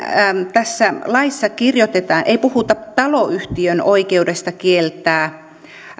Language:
Finnish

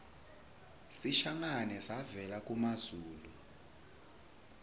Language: Swati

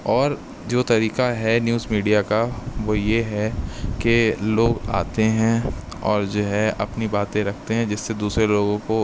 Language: Urdu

